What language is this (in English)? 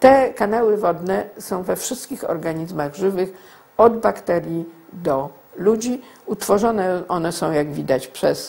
Polish